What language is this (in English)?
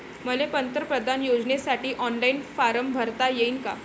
Marathi